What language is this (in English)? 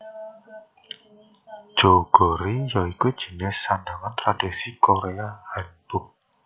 Javanese